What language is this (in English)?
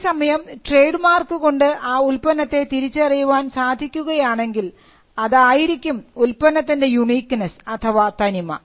Malayalam